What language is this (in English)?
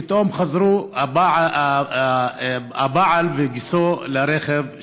Hebrew